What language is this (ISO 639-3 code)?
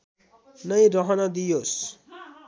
nep